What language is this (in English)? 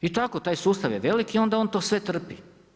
Croatian